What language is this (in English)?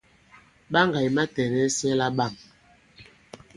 Bankon